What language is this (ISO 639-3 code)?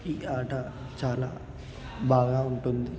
tel